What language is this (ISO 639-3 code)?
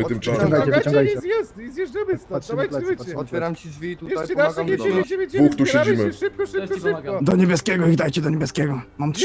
pol